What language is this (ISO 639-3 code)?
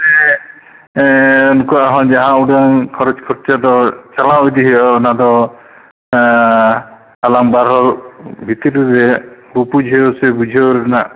sat